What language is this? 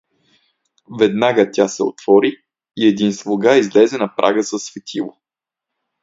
Bulgarian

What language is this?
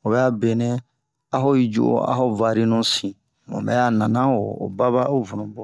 Bomu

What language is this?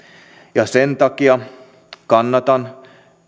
Finnish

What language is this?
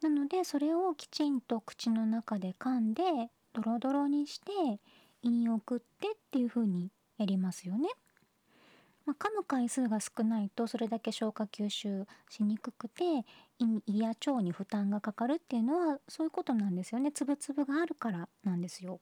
Japanese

